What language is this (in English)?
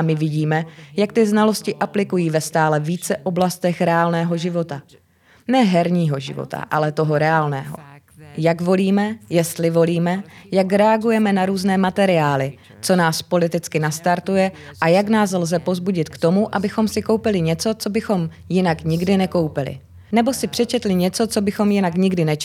Czech